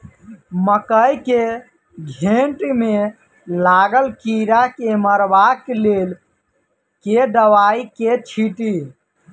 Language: Maithili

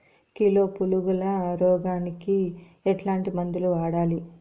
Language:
Telugu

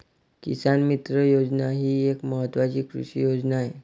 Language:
Marathi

